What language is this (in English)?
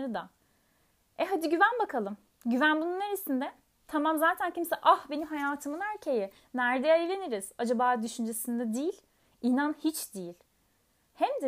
Turkish